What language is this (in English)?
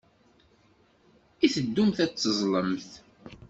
Kabyle